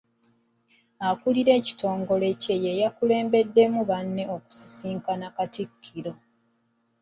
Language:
Ganda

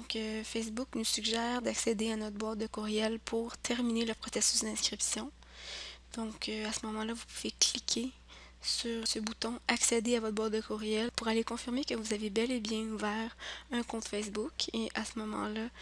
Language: French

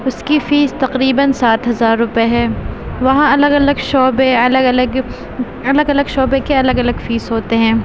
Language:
Urdu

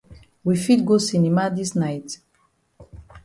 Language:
Cameroon Pidgin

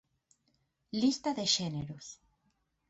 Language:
Galician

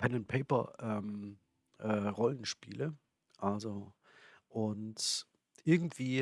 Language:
German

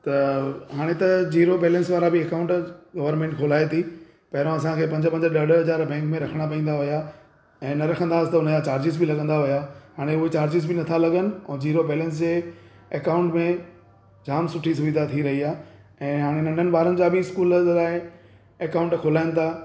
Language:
Sindhi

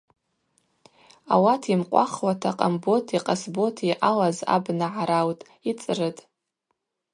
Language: Abaza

